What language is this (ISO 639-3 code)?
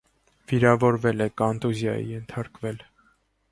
hye